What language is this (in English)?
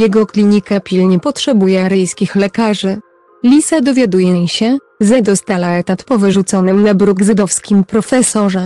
Polish